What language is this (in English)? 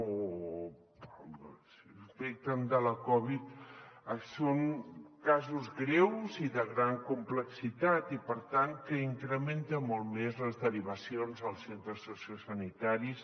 Catalan